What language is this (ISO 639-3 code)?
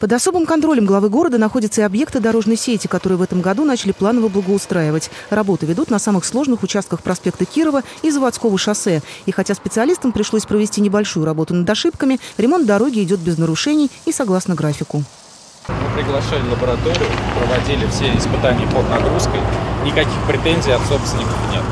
rus